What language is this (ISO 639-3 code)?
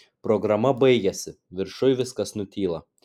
lit